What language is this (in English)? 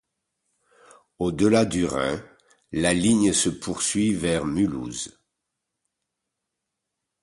French